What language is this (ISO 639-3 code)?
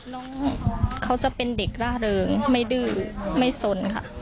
tha